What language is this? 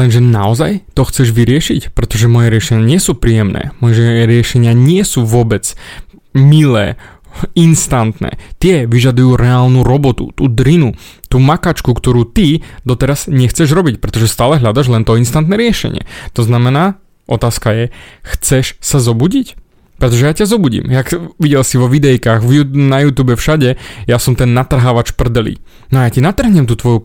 Slovak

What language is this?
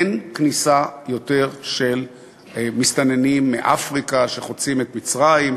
Hebrew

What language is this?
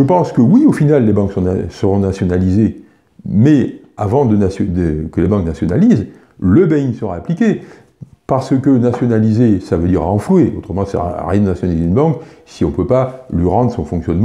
French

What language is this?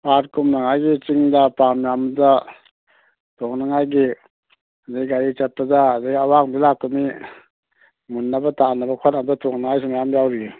Manipuri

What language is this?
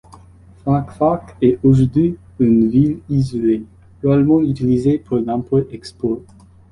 French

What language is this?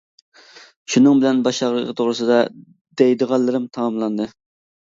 Uyghur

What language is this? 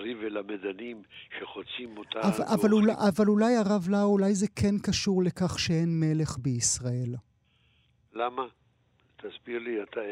Hebrew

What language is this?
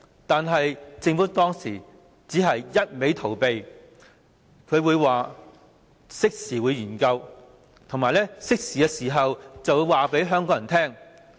Cantonese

